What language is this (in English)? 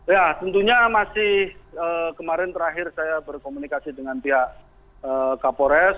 Indonesian